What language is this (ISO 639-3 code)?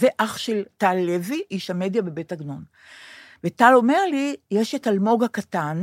heb